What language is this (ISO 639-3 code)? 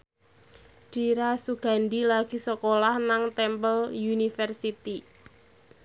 jav